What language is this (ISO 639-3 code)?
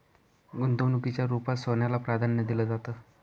mar